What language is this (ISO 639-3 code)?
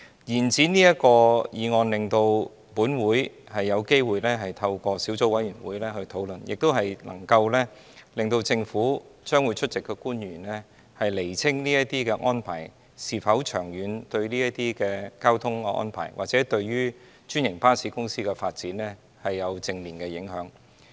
yue